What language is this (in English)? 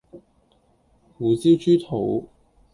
Cantonese